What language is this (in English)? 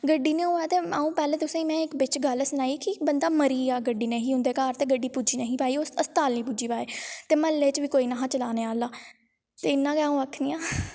Dogri